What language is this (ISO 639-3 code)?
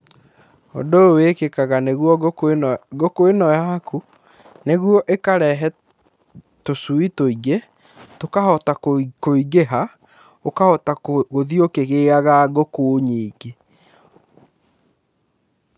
kik